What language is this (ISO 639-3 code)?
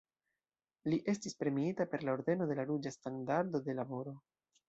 epo